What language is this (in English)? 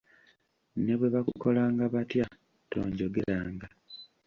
Ganda